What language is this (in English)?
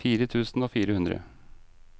Norwegian